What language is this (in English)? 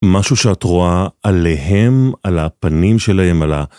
Hebrew